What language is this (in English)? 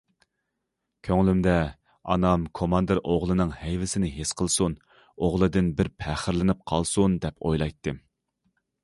Uyghur